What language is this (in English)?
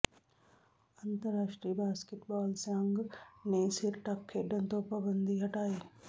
Punjabi